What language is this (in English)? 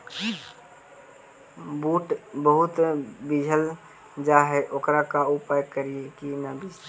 Magahi